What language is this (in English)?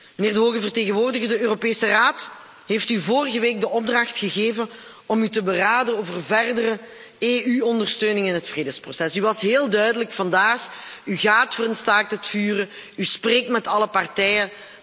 Dutch